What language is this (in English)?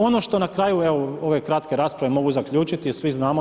Croatian